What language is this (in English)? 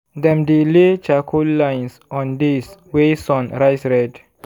Nigerian Pidgin